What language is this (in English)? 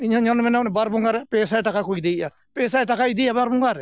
Santali